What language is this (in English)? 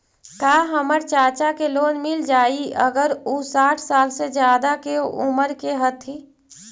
Magahi